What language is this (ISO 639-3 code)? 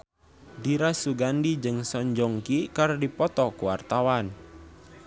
sun